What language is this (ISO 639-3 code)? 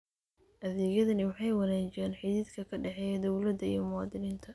som